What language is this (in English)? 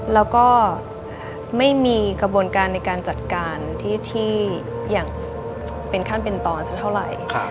Thai